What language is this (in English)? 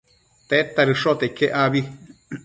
Matsés